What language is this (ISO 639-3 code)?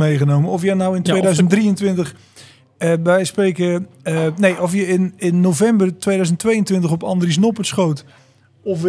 nld